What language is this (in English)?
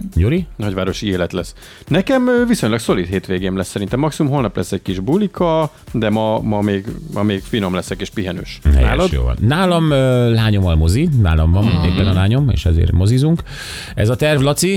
Hungarian